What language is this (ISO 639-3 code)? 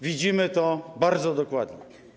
pol